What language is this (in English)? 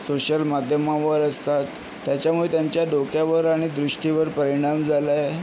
Marathi